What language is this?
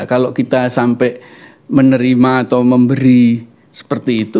Indonesian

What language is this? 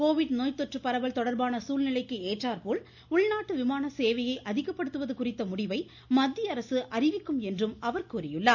Tamil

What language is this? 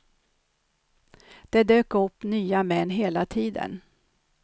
Swedish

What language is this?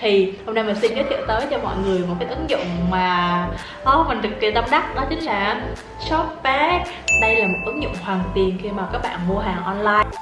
Vietnamese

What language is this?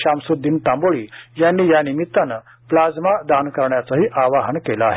Marathi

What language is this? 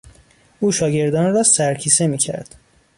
Persian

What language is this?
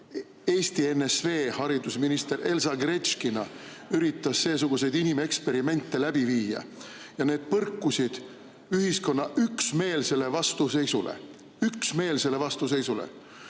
Estonian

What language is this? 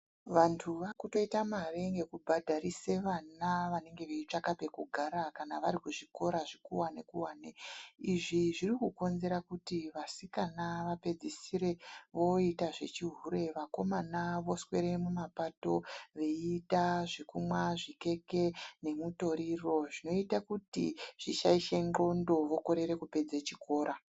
Ndau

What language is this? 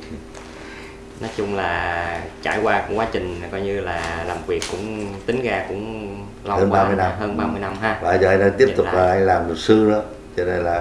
Vietnamese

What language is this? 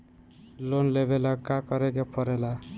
Bhojpuri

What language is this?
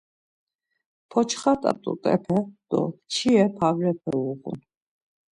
Laz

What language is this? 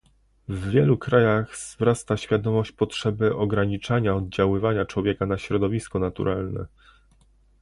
Polish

